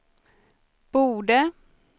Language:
Swedish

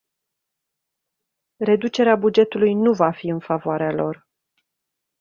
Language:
Romanian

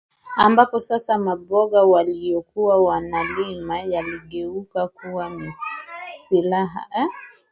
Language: Swahili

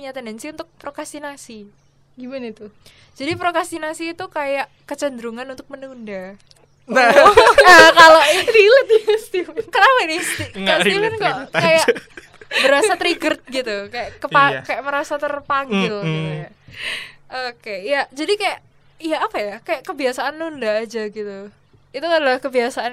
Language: Indonesian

